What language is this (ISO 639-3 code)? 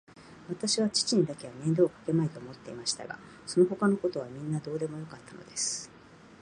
jpn